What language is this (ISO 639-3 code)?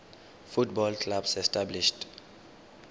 tsn